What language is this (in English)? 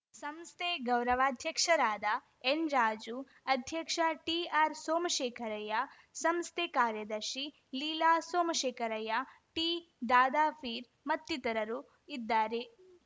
Kannada